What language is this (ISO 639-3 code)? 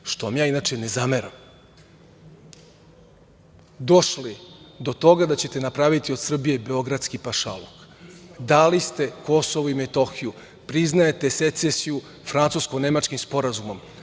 srp